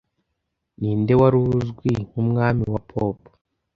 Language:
Kinyarwanda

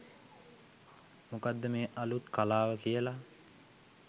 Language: Sinhala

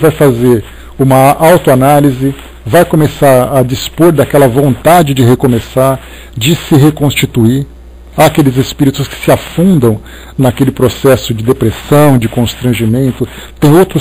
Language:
Portuguese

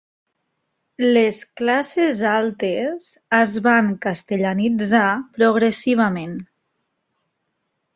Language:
Catalan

